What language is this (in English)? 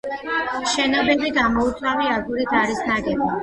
Georgian